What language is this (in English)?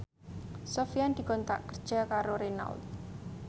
Javanese